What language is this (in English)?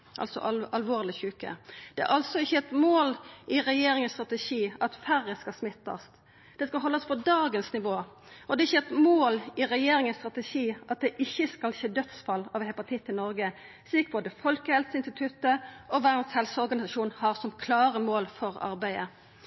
Norwegian Nynorsk